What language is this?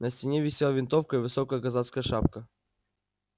Russian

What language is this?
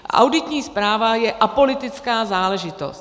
Czech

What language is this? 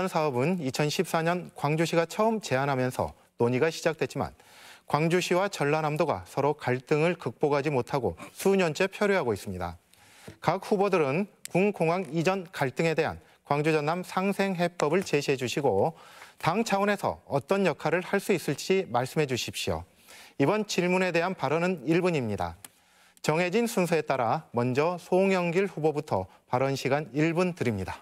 Korean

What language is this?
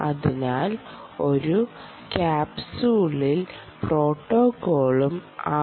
Malayalam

